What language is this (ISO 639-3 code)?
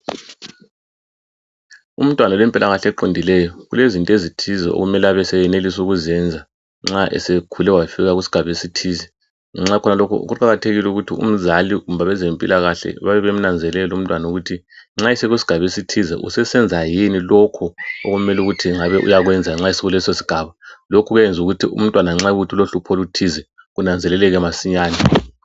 nde